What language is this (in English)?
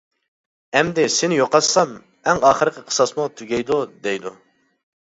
Uyghur